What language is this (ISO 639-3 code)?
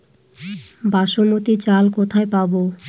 ben